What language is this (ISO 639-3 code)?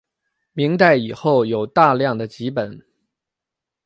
zho